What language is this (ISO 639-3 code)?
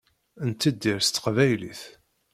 kab